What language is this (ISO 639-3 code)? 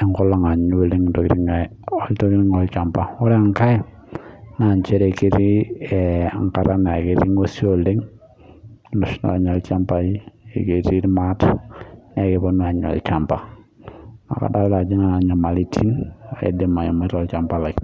mas